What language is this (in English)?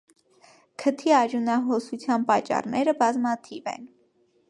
Armenian